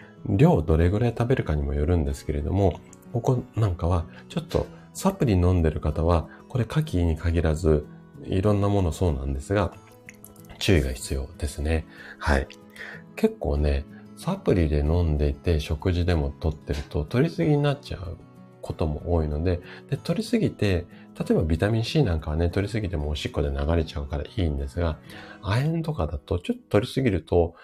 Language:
Japanese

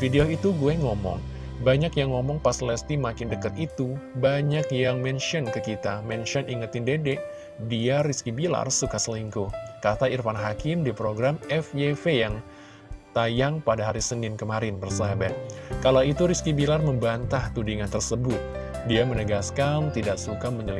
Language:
Indonesian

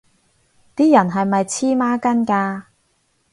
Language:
Cantonese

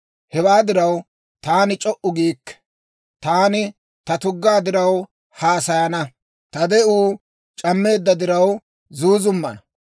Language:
Dawro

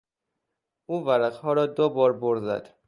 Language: Persian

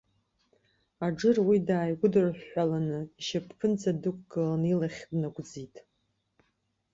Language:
Abkhazian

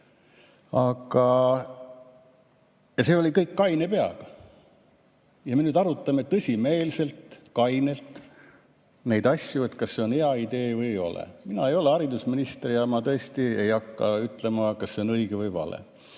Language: Estonian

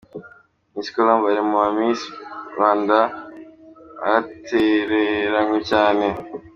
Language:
Kinyarwanda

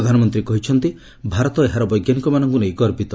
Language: Odia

